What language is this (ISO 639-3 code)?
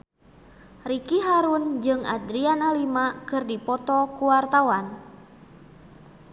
sun